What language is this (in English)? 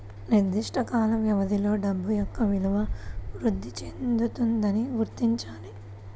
Telugu